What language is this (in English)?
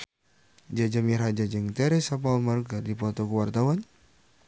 Sundanese